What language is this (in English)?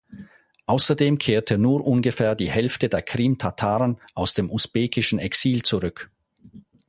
German